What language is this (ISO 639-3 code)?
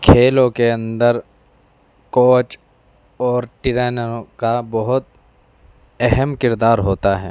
urd